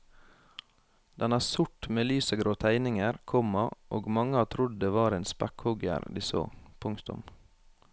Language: Norwegian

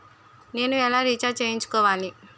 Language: Telugu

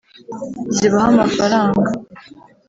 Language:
Kinyarwanda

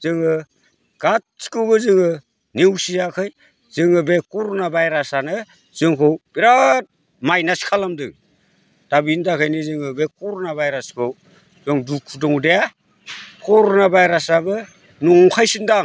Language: Bodo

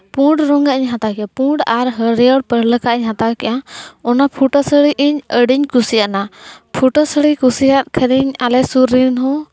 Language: Santali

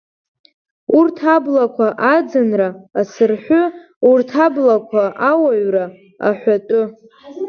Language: Abkhazian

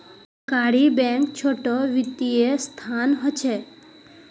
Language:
Magahi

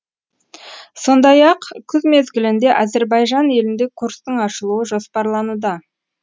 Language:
Kazakh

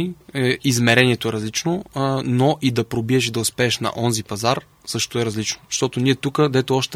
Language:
Bulgarian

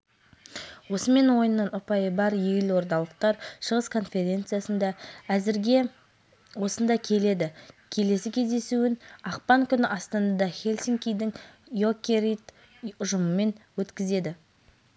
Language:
Kazakh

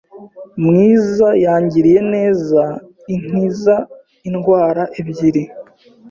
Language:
Kinyarwanda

